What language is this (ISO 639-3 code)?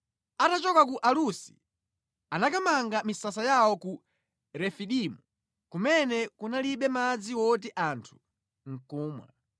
nya